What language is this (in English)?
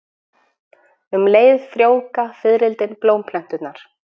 Icelandic